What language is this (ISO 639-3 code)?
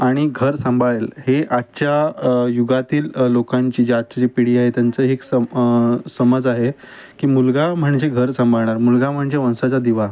mar